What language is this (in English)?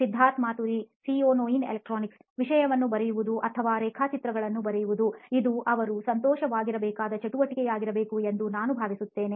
Kannada